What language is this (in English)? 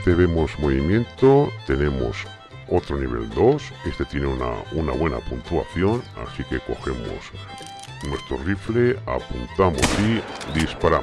Spanish